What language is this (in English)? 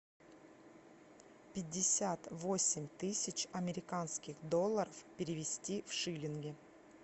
Russian